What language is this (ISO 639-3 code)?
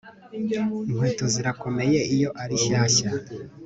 kin